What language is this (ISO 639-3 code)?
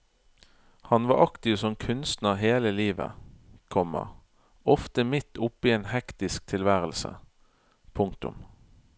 nor